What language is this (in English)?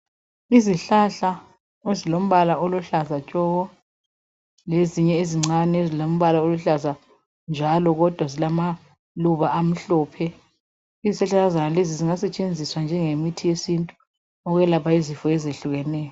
North Ndebele